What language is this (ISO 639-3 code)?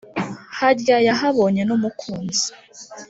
kin